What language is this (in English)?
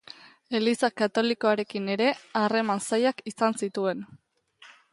Basque